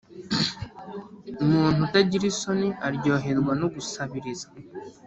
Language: Kinyarwanda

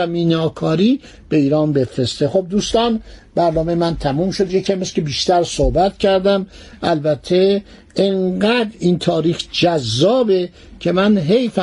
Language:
Persian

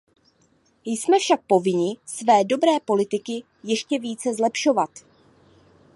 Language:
Czech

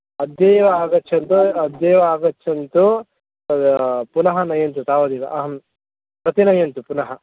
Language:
Sanskrit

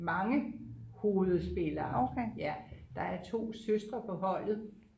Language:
Danish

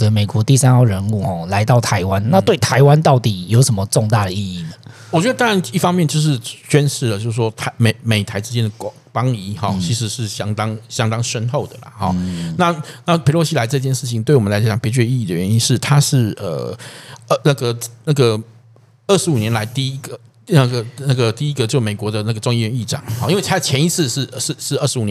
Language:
Chinese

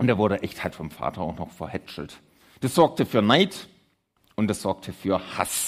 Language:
German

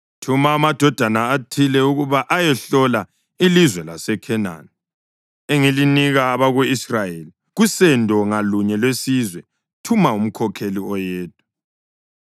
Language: North Ndebele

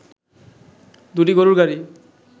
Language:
Bangla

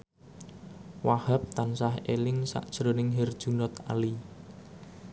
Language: Javanese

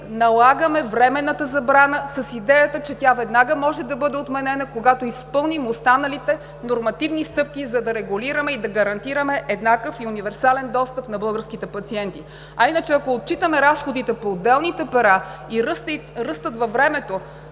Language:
Bulgarian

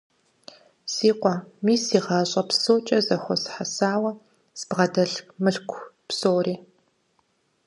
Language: Kabardian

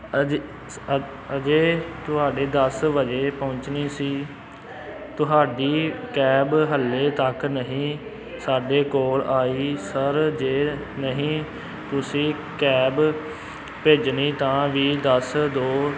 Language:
Punjabi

